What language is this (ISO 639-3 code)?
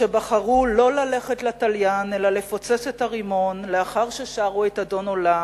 heb